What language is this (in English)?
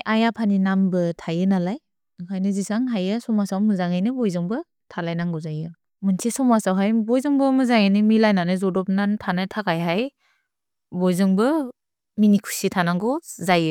Bodo